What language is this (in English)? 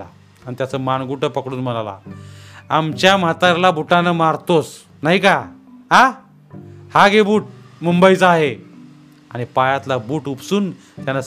Marathi